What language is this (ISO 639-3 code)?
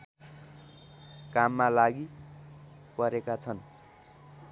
nep